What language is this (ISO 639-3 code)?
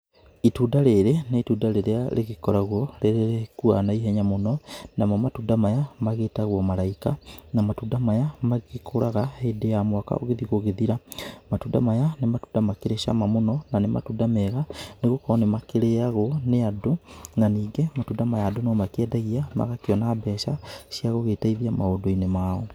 kik